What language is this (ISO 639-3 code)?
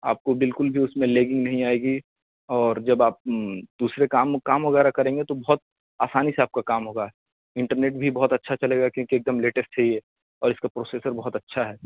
urd